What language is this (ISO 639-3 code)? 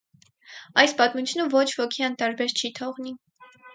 hye